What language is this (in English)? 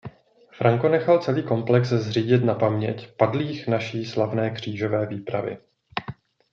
Czech